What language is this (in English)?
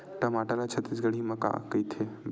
Chhattisgarhi